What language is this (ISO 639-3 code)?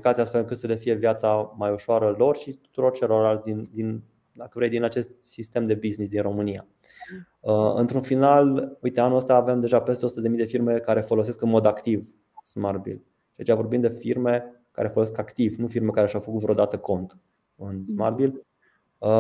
ron